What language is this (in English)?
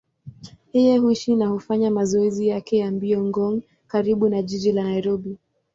Swahili